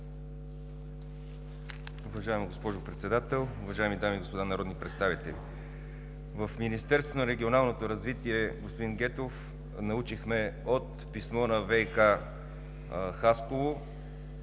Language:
Bulgarian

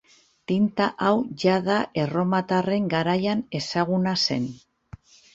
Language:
Basque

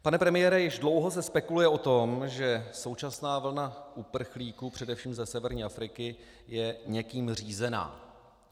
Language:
Czech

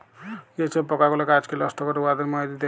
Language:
Bangla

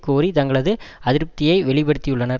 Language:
Tamil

